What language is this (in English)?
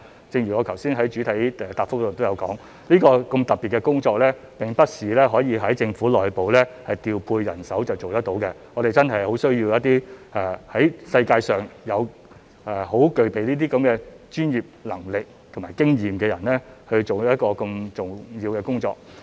Cantonese